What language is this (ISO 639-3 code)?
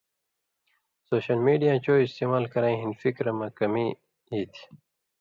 mvy